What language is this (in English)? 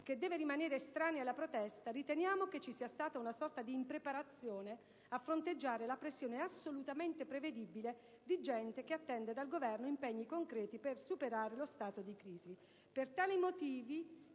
Italian